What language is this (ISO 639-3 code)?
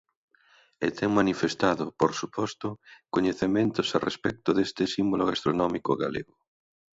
glg